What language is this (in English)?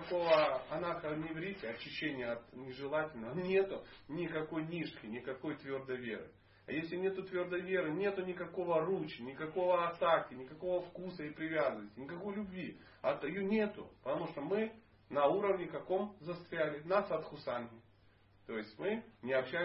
Russian